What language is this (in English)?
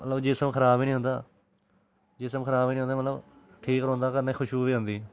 Dogri